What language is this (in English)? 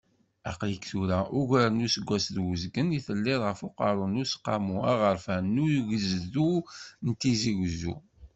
Kabyle